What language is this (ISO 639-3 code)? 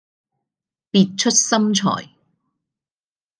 yue